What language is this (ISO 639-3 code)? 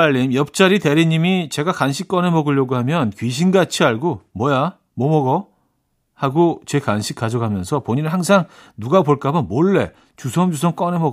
kor